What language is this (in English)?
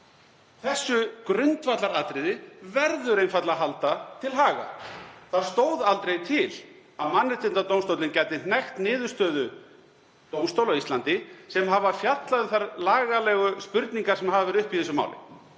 Icelandic